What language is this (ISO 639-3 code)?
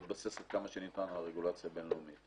heb